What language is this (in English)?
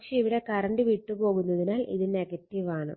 Malayalam